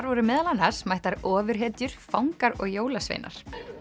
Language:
Icelandic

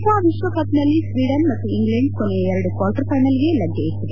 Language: Kannada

